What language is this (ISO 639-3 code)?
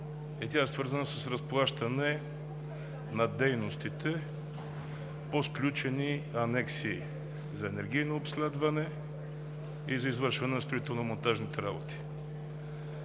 bul